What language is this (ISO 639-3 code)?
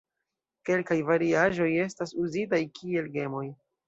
epo